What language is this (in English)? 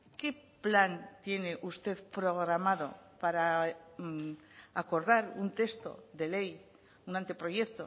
Spanish